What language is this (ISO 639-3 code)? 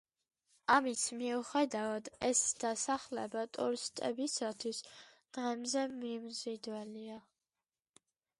kat